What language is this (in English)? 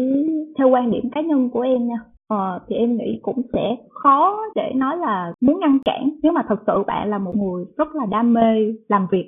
Vietnamese